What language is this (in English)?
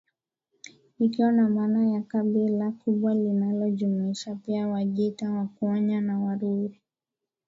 Swahili